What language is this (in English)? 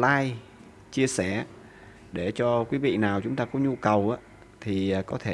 Vietnamese